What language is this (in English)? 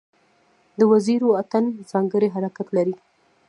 Pashto